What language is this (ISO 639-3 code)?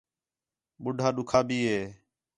xhe